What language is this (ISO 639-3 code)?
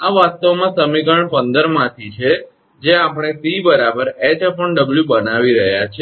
guj